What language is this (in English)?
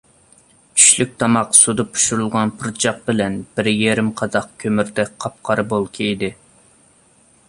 Uyghur